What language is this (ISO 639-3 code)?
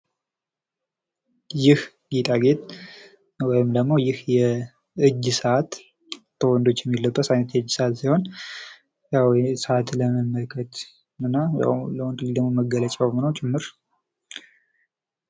amh